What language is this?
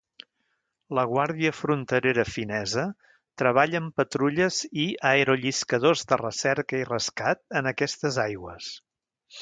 Catalan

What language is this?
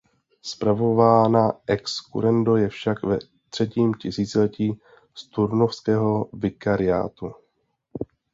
Czech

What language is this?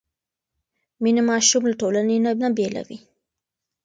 Pashto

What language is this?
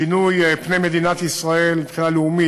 Hebrew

